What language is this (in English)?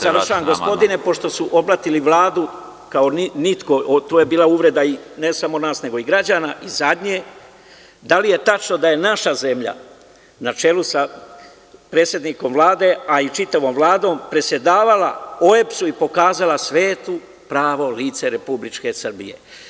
Serbian